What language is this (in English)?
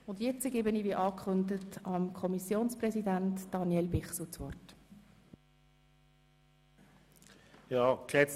Swiss German